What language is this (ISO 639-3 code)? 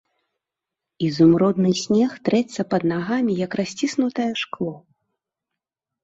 bel